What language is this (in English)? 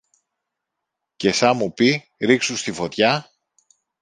Greek